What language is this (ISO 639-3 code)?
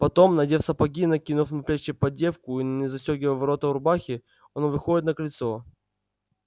rus